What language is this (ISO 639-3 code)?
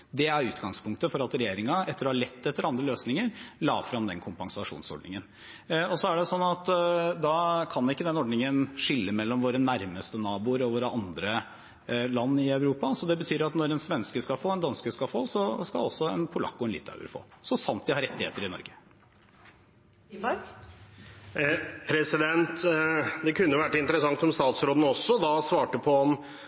nor